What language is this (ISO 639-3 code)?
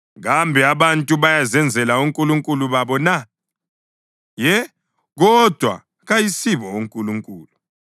nde